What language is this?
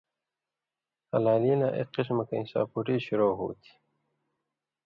Indus Kohistani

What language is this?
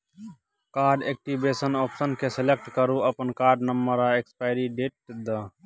Maithili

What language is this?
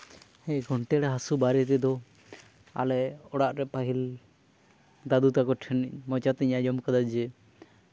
Santali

